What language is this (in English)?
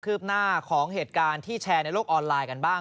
Thai